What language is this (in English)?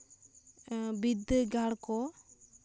Santali